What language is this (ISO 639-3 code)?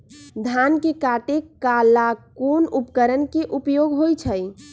mag